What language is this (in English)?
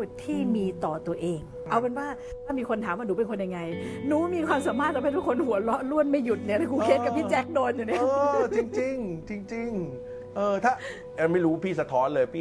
Thai